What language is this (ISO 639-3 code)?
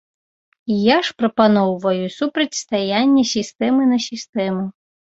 bel